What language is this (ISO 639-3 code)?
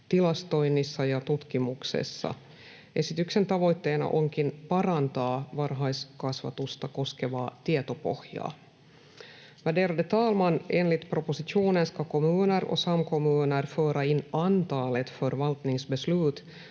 fin